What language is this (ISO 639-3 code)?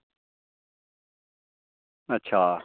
doi